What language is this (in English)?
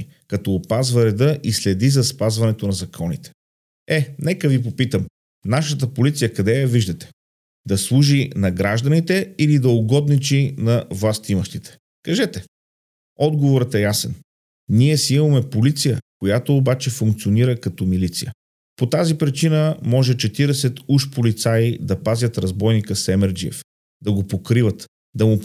Bulgarian